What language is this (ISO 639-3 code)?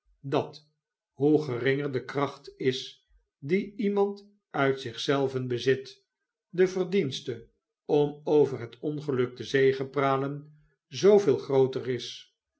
nld